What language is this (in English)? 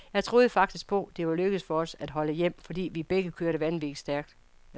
Danish